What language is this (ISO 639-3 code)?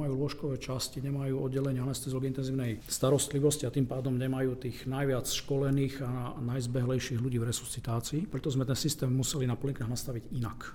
slk